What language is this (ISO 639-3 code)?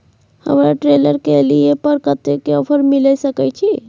mai